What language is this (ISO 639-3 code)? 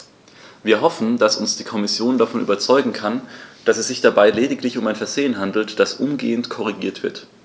deu